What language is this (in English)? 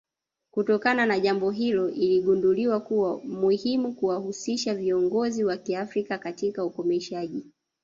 Swahili